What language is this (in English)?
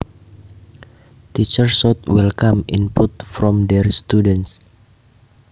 Javanese